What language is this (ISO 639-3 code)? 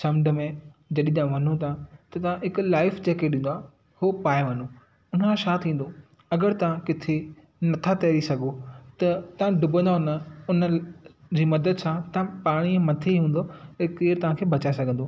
snd